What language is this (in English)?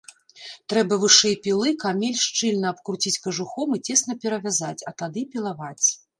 Belarusian